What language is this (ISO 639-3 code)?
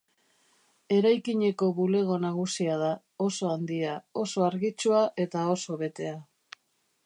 eus